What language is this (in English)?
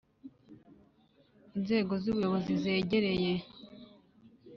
Kinyarwanda